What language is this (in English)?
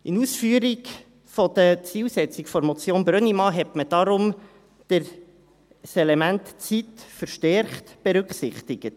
Swiss German